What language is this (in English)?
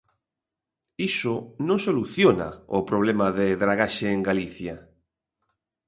Galician